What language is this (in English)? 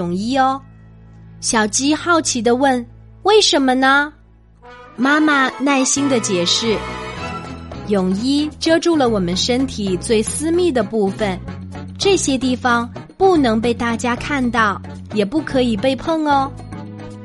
Chinese